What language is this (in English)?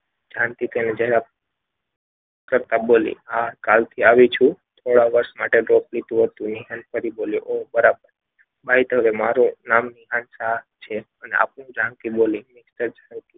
Gujarati